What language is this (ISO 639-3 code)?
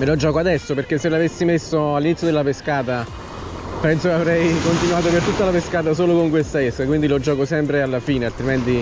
ita